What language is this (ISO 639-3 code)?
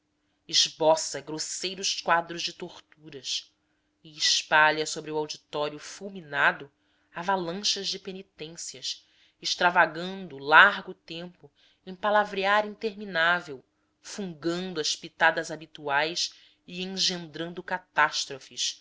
por